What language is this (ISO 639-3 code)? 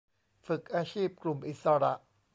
tha